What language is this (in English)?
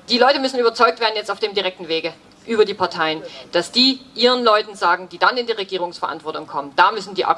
German